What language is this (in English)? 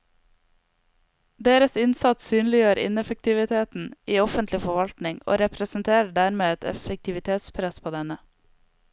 Norwegian